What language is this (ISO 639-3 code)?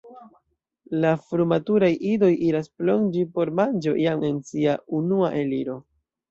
epo